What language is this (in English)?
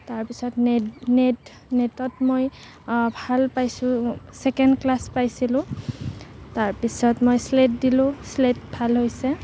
Assamese